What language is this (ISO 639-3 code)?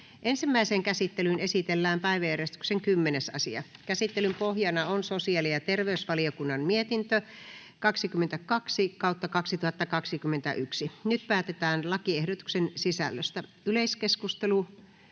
fin